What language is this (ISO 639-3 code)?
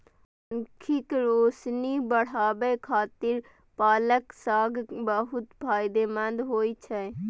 mai